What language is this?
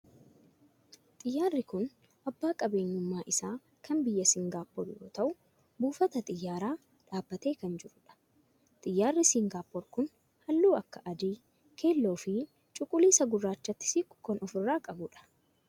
Oromo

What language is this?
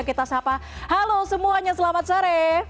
Indonesian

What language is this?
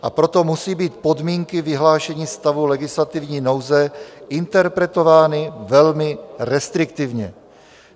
Czech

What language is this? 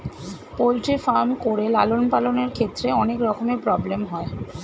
Bangla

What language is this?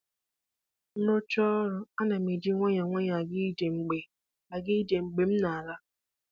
Igbo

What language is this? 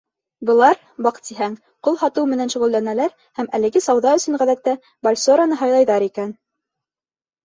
Bashkir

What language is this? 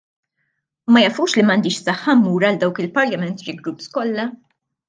Maltese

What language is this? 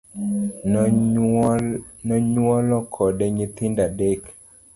Luo (Kenya and Tanzania)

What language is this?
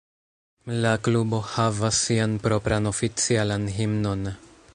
Esperanto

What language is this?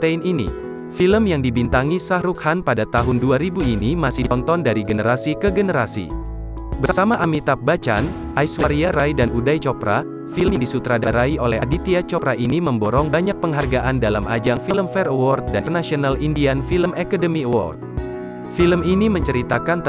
Indonesian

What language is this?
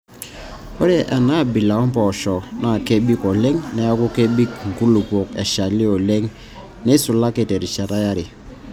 Masai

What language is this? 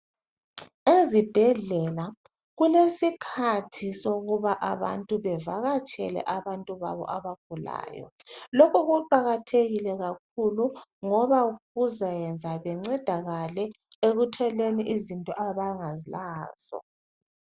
North Ndebele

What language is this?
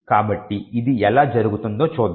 Telugu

